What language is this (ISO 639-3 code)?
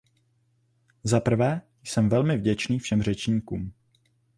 ces